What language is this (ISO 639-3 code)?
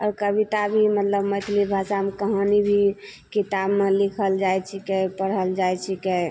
mai